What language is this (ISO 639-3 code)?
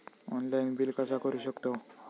mar